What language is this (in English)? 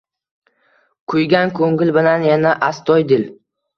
Uzbek